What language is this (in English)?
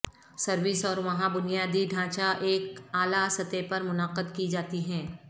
Urdu